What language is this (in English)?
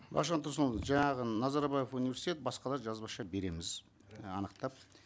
Kazakh